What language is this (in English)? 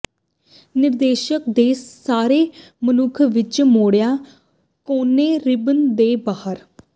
Punjabi